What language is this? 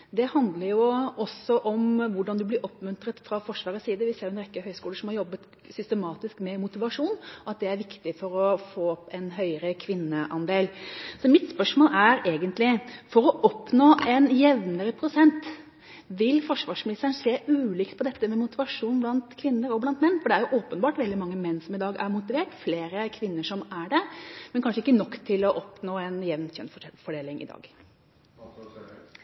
Norwegian Bokmål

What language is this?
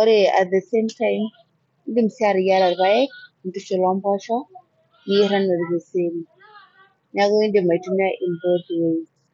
Masai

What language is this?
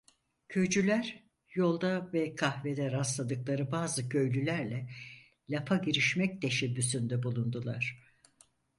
Turkish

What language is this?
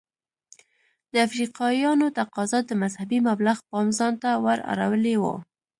Pashto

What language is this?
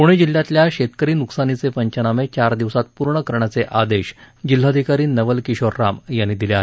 Marathi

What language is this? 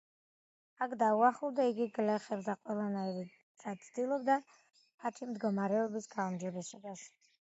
Georgian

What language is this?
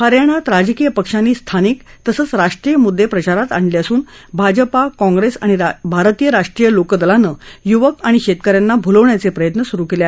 Marathi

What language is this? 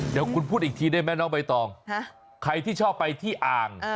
Thai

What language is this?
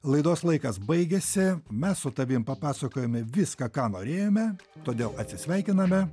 Lithuanian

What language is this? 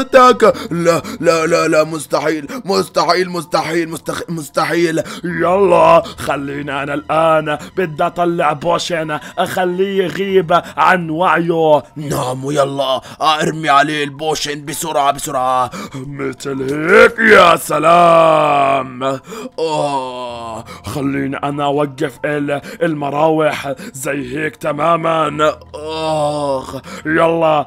Arabic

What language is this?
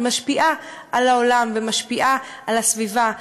Hebrew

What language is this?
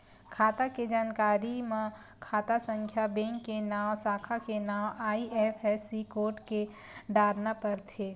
Chhattisgarhi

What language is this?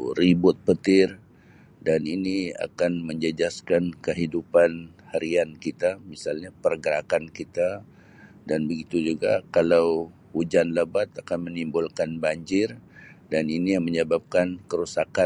Sabah Malay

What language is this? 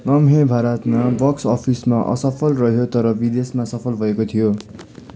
Nepali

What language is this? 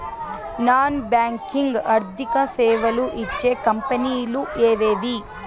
Telugu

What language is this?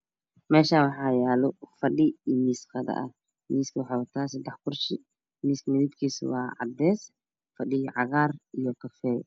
Somali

